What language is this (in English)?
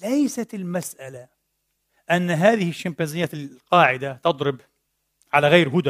Arabic